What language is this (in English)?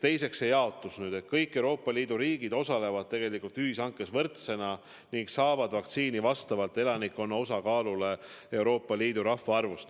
Estonian